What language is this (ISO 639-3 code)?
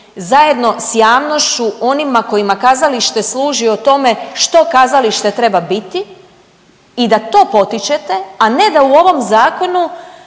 hrv